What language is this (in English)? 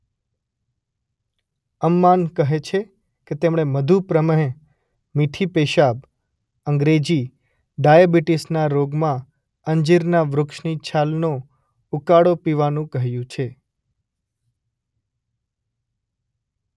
Gujarati